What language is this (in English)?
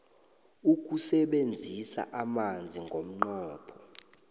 South Ndebele